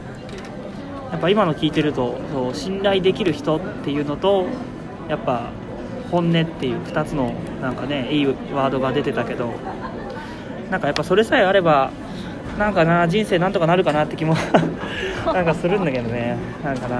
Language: Japanese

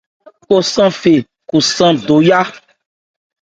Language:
Ebrié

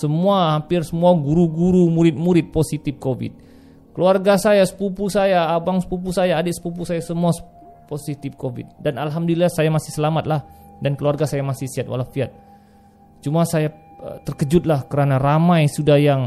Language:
Malay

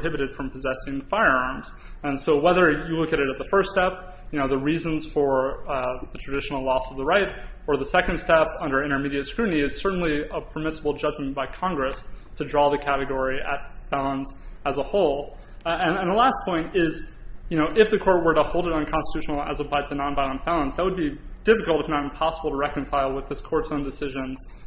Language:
English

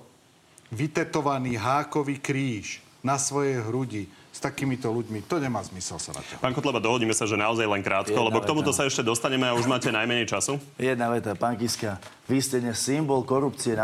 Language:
Slovak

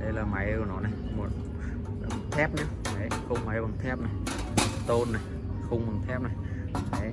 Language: Vietnamese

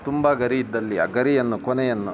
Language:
Kannada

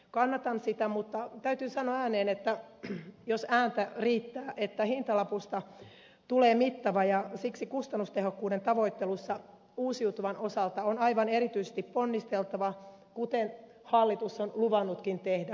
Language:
Finnish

